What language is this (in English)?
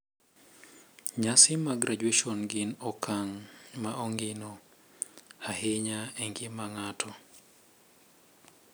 Luo (Kenya and Tanzania)